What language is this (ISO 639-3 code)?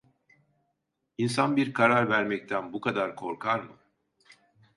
tur